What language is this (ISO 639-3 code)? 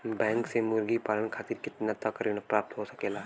bho